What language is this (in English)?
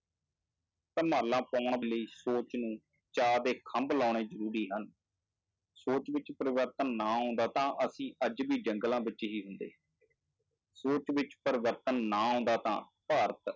Punjabi